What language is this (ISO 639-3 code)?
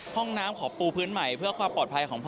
tha